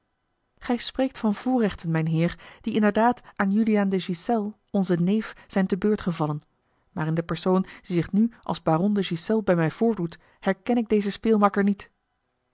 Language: Dutch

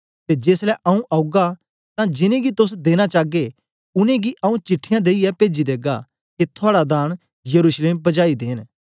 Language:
Dogri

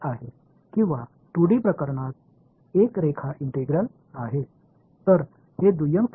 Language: Tamil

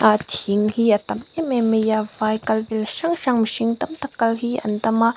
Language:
Mizo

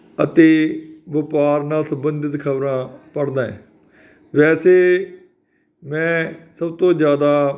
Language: Punjabi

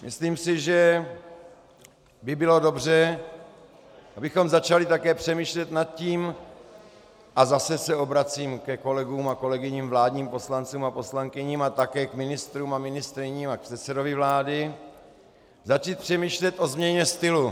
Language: Czech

